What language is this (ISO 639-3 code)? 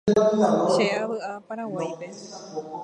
grn